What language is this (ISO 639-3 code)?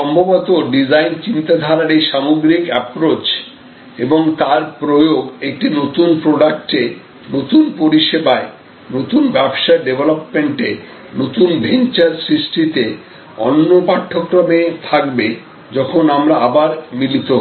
ben